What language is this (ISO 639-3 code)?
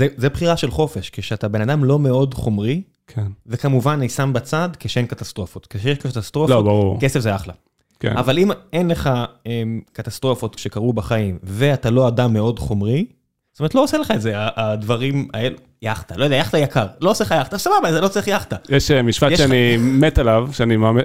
heb